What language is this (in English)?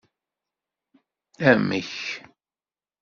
Kabyle